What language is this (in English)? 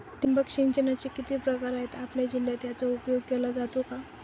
Marathi